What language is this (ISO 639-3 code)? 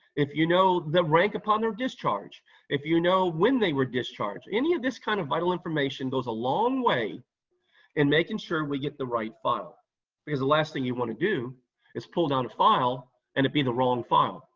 eng